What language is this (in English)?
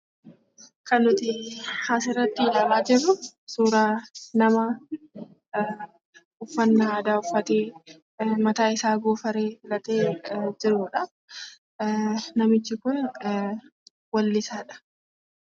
Oromo